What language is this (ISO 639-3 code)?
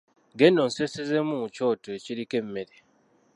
lug